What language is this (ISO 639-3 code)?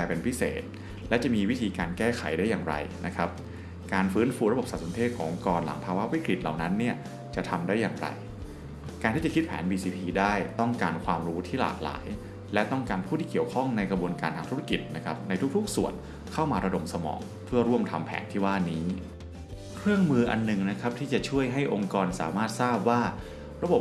tha